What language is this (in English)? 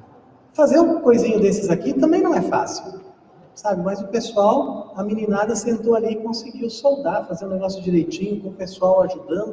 Portuguese